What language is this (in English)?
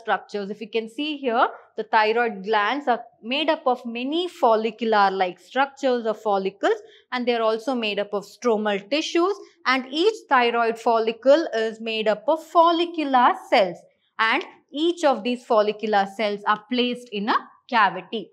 English